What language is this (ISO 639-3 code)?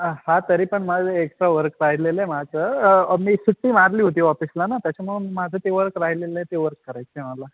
mar